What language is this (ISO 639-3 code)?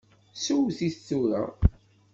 kab